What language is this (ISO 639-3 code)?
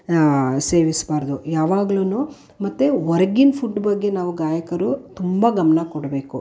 kan